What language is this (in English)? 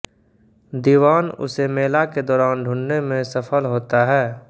Hindi